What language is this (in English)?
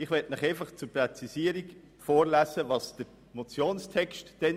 Swiss German